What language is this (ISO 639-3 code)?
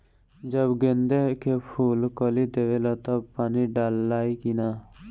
bho